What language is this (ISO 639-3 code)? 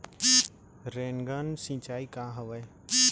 hne